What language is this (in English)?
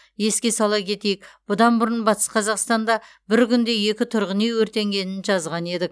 Kazakh